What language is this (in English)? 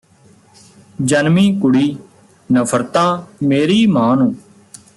Punjabi